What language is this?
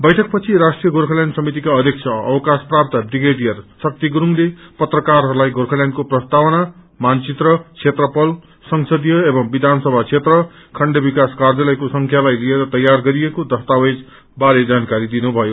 Nepali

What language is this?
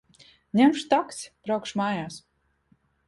Latvian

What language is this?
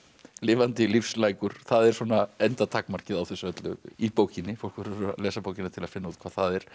Icelandic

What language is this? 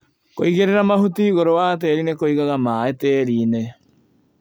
Kikuyu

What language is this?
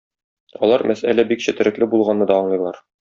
Tatar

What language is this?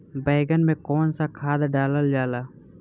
Bhojpuri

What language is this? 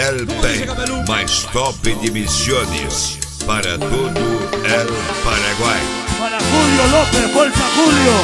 Romanian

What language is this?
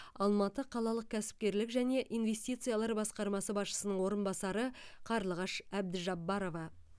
Kazakh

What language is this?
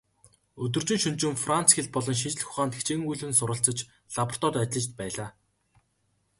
Mongolian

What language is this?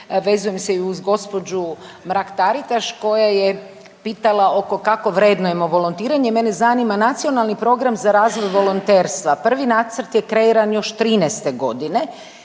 Croatian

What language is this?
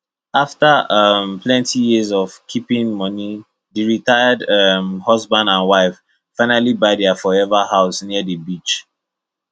Nigerian Pidgin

